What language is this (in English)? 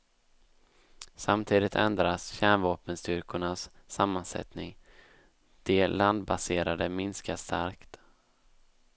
Swedish